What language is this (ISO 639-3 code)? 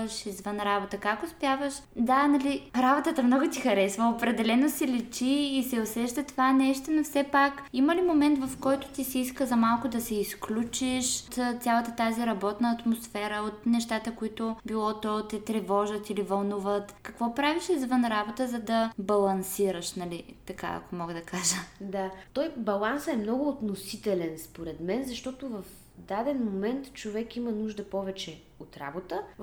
bul